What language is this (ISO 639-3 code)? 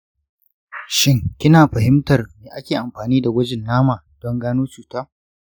hau